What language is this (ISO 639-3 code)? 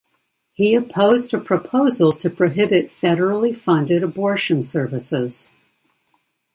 eng